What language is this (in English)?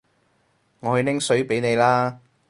Cantonese